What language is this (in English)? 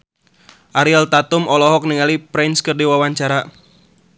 Sundanese